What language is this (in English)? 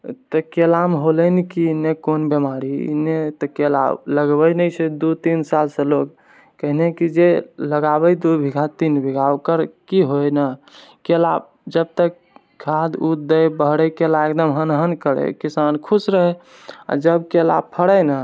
Maithili